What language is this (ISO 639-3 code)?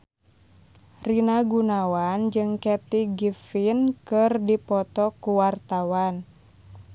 sun